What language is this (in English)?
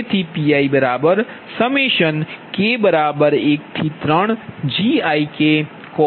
Gujarati